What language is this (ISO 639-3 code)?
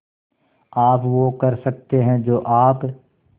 hin